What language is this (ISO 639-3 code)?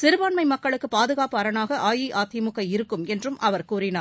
tam